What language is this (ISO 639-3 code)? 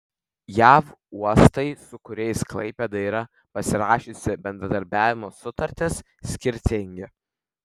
lit